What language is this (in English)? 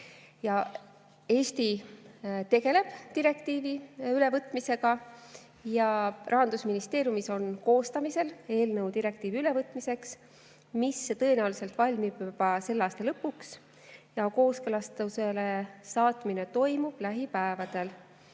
Estonian